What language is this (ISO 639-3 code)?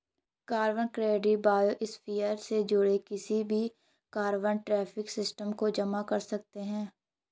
hin